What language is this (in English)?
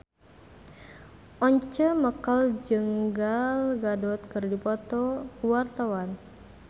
Sundanese